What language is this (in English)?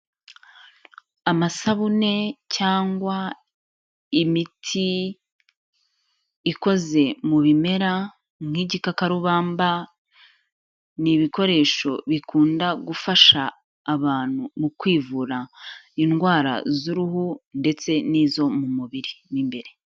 Kinyarwanda